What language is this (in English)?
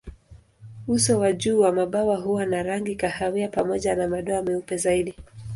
Swahili